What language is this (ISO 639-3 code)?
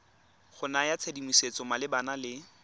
tsn